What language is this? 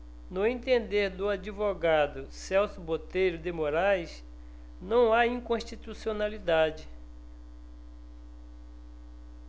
Portuguese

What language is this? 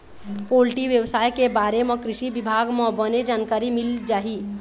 Chhattisgarhi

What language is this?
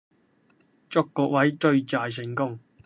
Cantonese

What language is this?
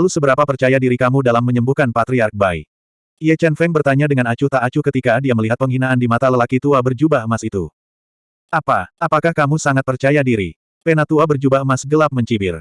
Indonesian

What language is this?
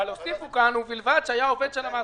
Hebrew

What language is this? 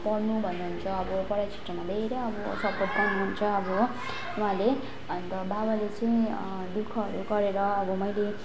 Nepali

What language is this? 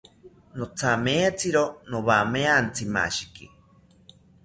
South Ucayali Ashéninka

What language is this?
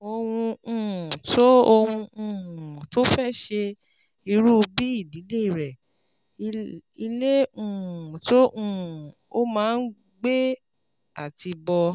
Yoruba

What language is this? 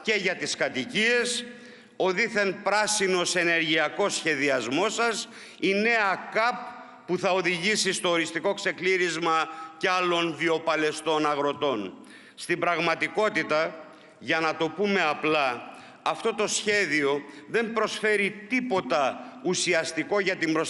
Greek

